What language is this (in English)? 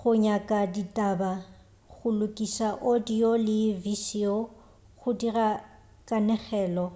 Northern Sotho